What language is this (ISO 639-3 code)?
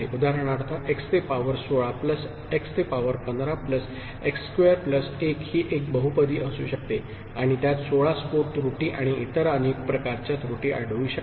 mar